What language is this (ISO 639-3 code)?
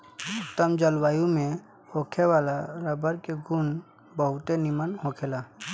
bho